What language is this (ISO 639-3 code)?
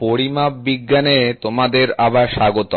ben